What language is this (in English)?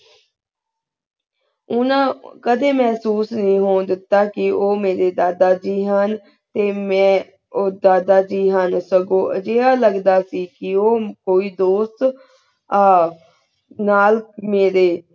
Punjabi